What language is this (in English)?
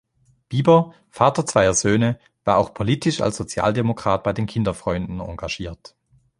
German